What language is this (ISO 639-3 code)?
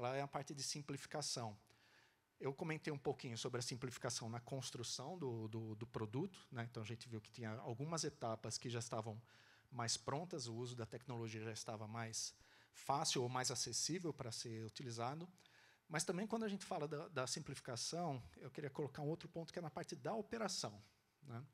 por